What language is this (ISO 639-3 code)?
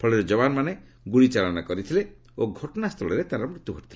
ori